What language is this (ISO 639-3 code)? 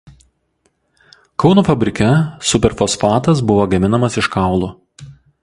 lit